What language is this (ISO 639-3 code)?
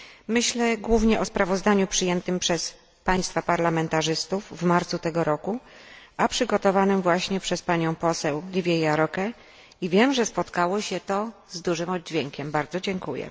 pol